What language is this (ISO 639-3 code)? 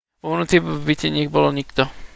slk